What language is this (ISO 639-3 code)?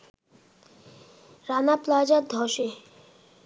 ben